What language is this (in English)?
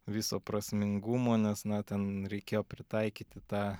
Lithuanian